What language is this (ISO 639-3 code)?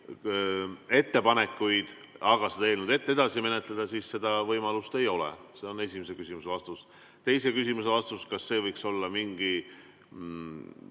est